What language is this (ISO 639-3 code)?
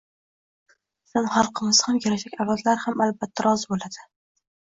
uzb